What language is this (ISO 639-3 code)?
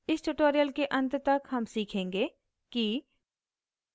hin